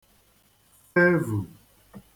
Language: Igbo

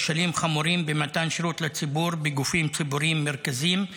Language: Hebrew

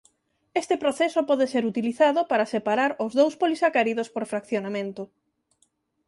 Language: Galician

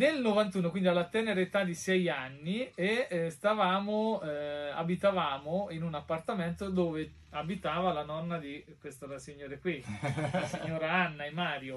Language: Italian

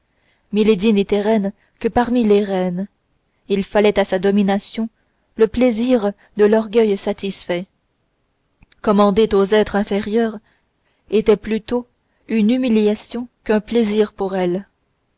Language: French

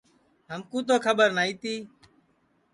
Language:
Sansi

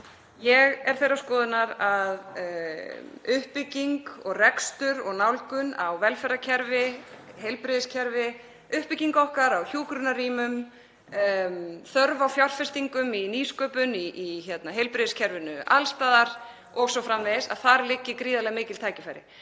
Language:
Icelandic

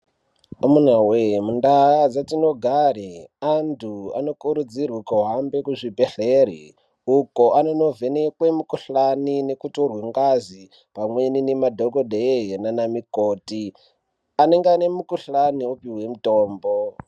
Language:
Ndau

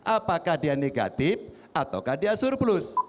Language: Indonesian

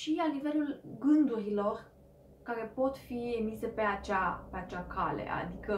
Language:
Romanian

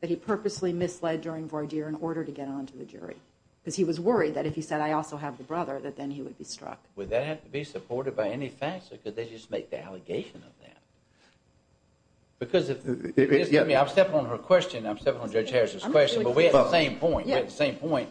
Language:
English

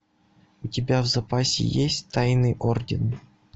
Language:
Russian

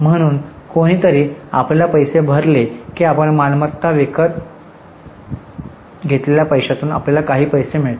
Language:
Marathi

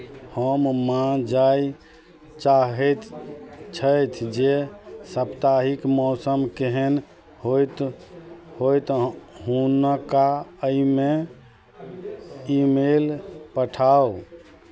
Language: Maithili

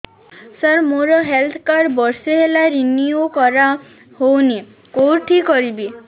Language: Odia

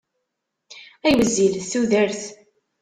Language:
Kabyle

